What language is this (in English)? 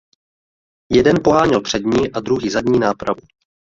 Czech